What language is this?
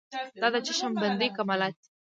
Pashto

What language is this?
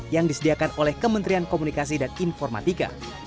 Indonesian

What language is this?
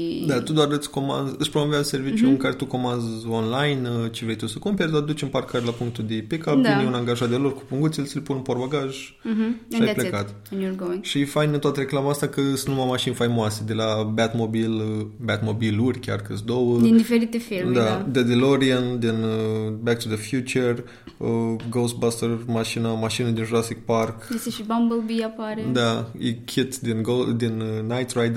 Romanian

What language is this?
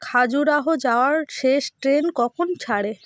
Bangla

